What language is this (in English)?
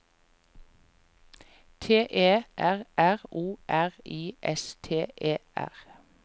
Norwegian